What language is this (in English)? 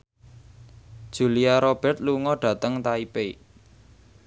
Javanese